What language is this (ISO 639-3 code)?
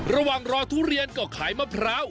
tha